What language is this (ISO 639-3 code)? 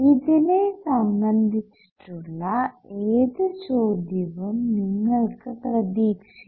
mal